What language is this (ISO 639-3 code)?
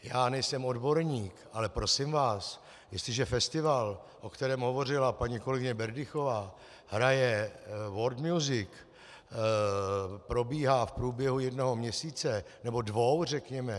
ces